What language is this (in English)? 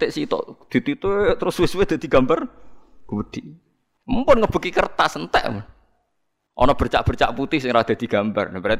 Indonesian